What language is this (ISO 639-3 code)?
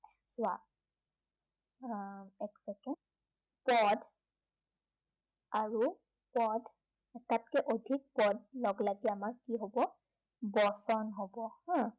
asm